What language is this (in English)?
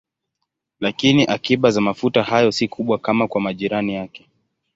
Swahili